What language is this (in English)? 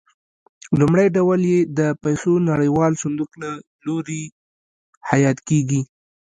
Pashto